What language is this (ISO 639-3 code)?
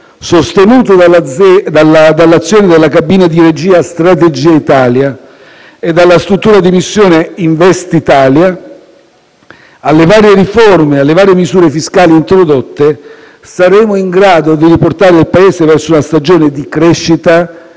ita